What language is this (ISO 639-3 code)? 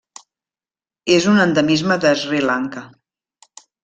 cat